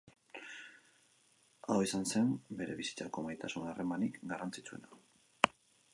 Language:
Basque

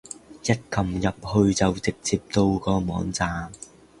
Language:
Cantonese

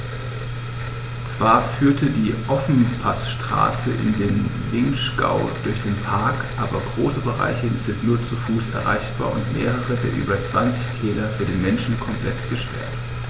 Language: German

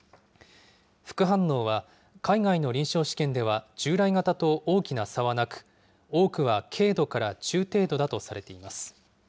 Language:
Japanese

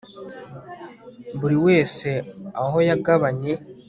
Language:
Kinyarwanda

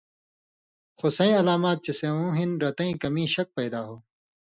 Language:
Indus Kohistani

